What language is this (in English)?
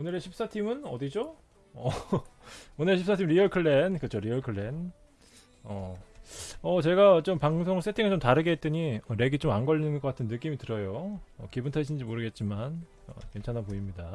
Korean